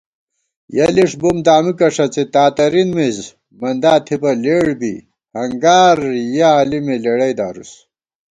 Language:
Gawar-Bati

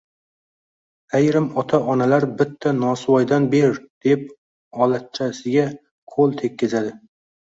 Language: Uzbek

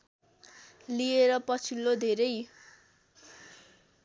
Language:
Nepali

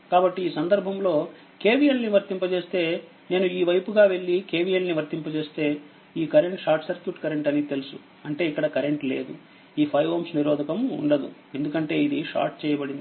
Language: Telugu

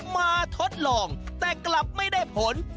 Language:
Thai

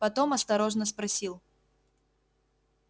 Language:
Russian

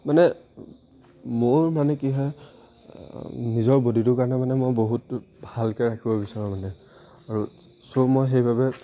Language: Assamese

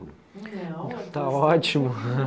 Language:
Portuguese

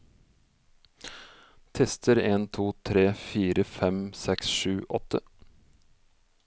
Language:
Norwegian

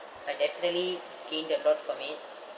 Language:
English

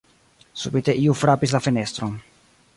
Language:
Esperanto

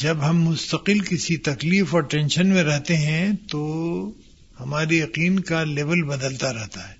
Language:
Urdu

